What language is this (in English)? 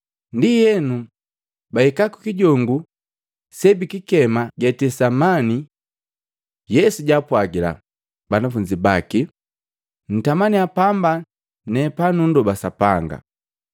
Matengo